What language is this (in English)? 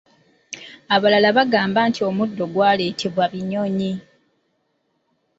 Ganda